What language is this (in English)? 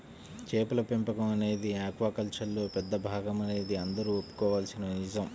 Telugu